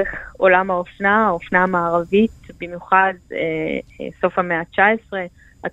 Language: Hebrew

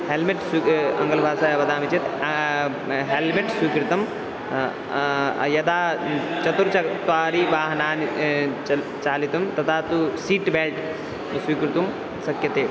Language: Sanskrit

